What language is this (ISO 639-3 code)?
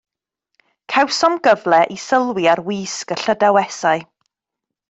cym